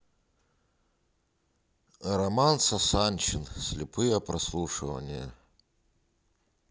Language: Russian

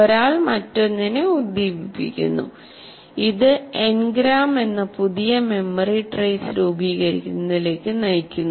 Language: Malayalam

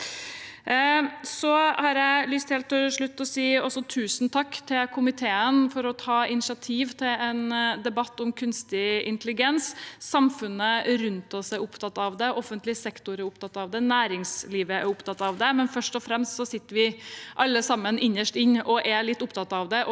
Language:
Norwegian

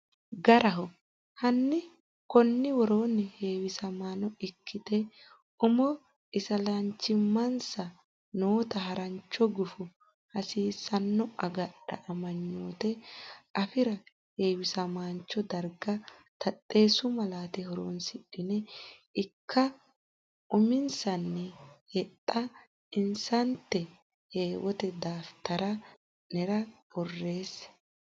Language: Sidamo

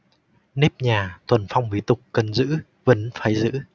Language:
Vietnamese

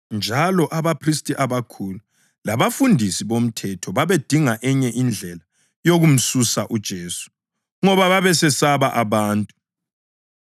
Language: North Ndebele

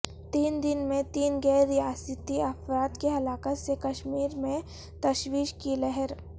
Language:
Urdu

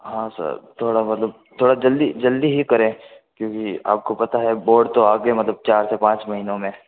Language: Hindi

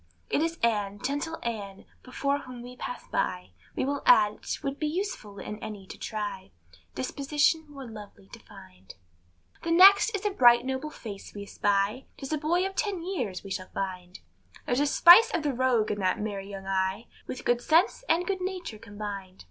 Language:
English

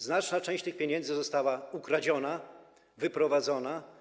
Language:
Polish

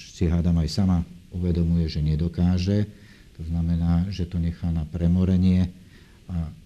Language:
Slovak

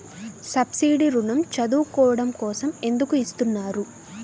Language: Telugu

